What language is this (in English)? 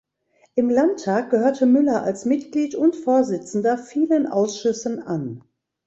German